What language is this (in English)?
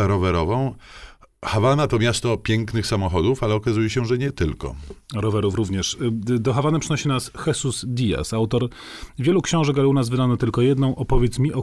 Polish